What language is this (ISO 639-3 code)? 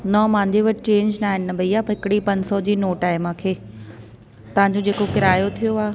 snd